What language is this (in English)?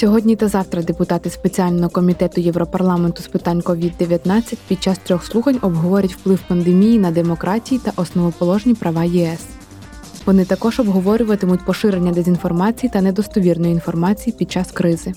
Ukrainian